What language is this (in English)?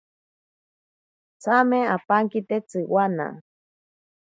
Ashéninka Perené